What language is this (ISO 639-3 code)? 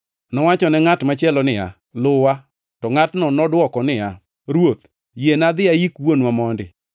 luo